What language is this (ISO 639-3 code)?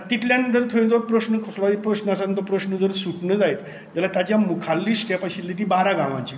kok